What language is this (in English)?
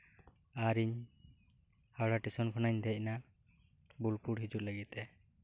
Santali